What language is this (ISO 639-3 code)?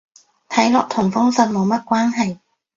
yue